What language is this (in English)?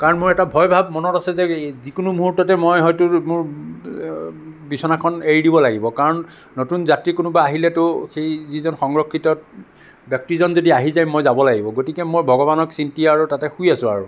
Assamese